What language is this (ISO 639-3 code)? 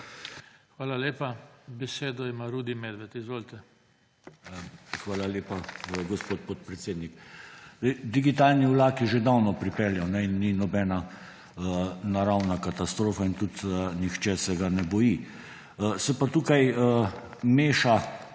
slv